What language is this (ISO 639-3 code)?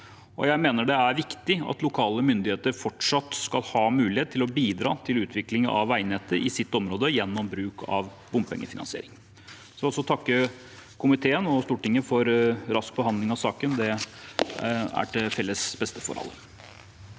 nor